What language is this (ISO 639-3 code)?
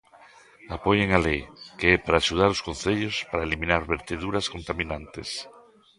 glg